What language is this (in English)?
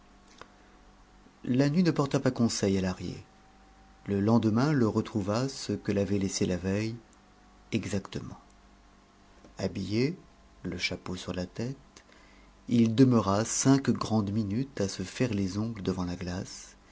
French